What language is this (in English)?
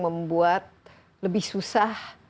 Indonesian